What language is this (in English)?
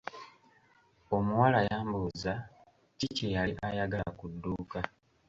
Ganda